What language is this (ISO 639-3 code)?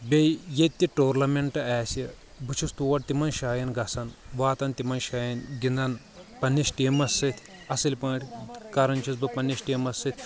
kas